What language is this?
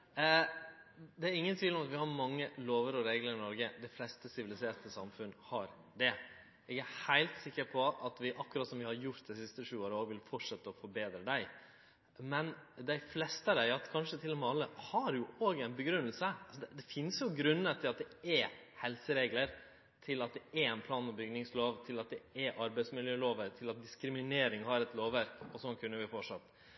Norwegian Nynorsk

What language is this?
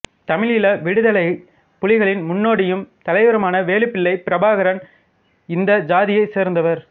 Tamil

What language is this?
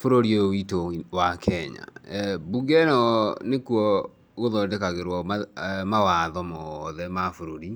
Kikuyu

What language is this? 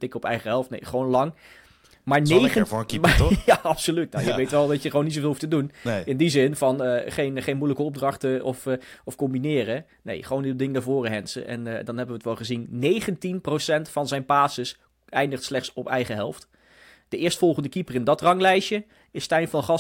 Dutch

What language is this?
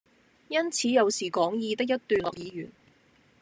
Cantonese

